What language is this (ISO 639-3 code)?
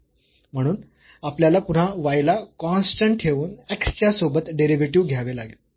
mar